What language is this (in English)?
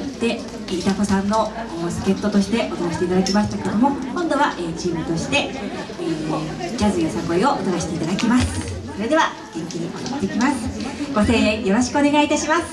Japanese